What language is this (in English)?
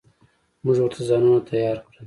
Pashto